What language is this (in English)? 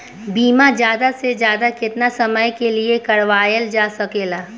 Bhojpuri